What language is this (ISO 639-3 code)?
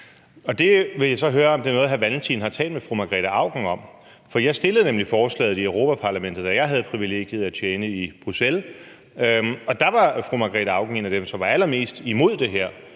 dan